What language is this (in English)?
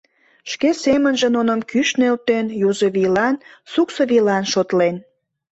Mari